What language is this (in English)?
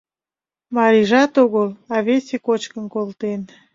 Mari